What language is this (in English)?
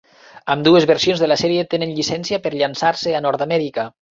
Catalan